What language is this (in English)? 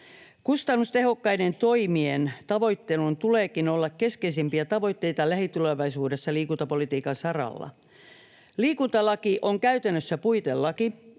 Finnish